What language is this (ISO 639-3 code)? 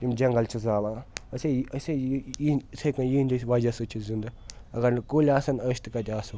kas